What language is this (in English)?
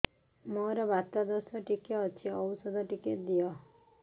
Odia